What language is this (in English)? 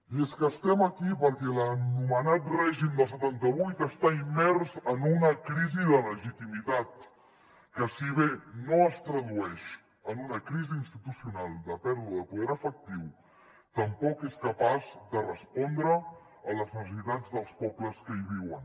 Catalan